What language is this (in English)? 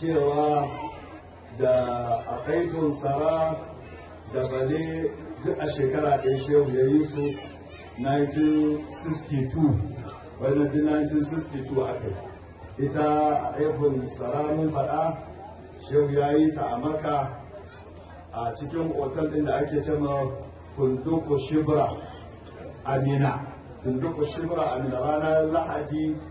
Arabic